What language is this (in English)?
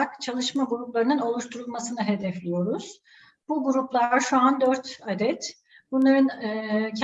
Turkish